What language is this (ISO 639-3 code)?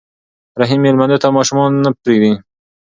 pus